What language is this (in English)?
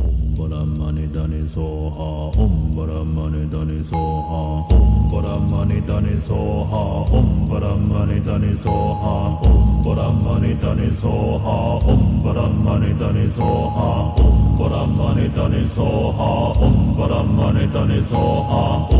Japanese